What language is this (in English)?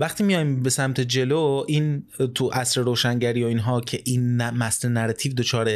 Persian